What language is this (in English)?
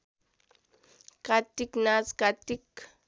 Nepali